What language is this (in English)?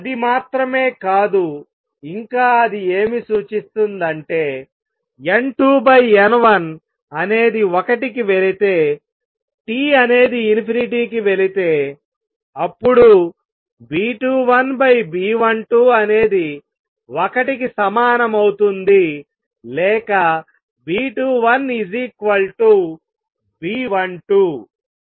Telugu